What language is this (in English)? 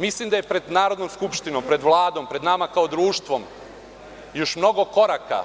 Serbian